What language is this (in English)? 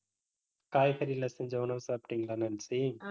Tamil